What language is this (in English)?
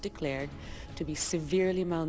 Vietnamese